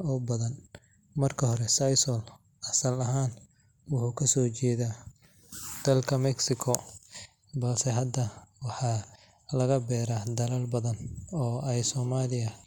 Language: Somali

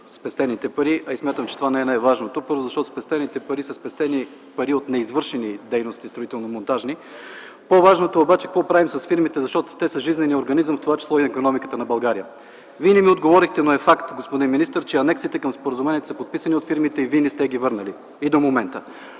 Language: Bulgarian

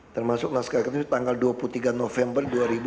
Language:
Indonesian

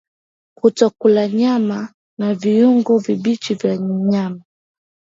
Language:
Swahili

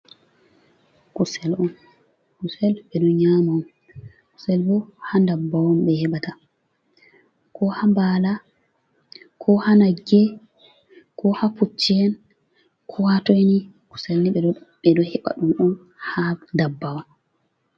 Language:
Fula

